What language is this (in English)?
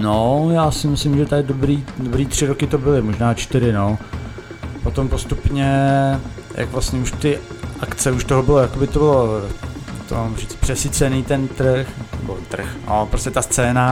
Czech